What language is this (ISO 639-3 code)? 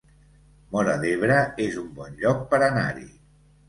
cat